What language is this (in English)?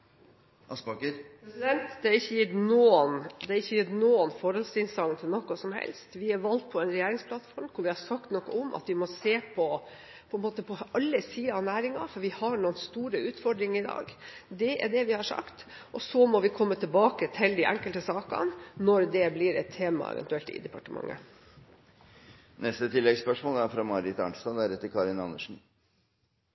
Norwegian